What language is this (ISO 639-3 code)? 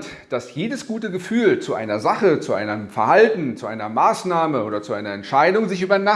deu